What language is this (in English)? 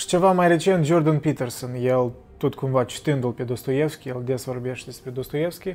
Romanian